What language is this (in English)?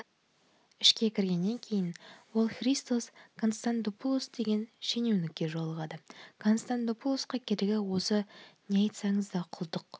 Kazakh